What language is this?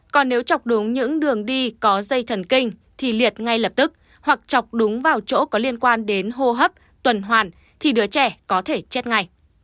Vietnamese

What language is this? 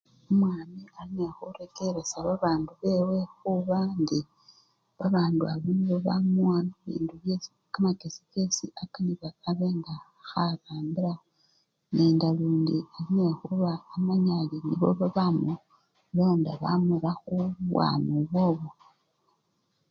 Luyia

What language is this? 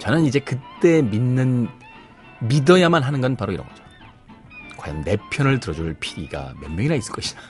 Korean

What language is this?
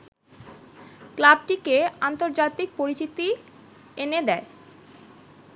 Bangla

